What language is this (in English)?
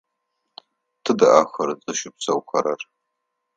Adyghe